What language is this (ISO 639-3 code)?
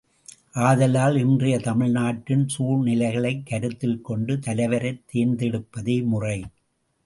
tam